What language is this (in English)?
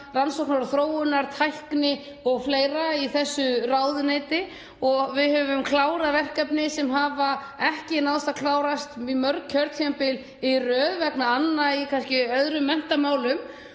Icelandic